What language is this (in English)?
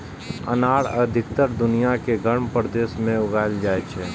Maithili